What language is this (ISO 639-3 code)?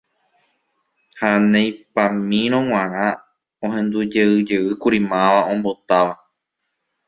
grn